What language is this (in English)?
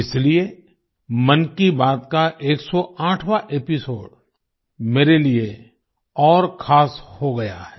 Hindi